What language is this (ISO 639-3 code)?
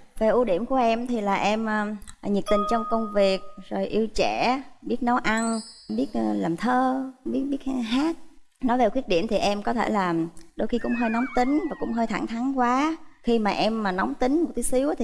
vie